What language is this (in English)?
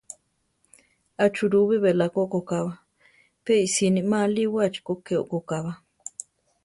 Central Tarahumara